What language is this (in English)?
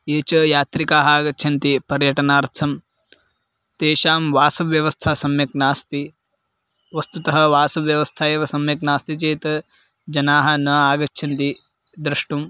Sanskrit